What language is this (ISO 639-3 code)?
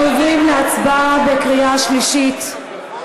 heb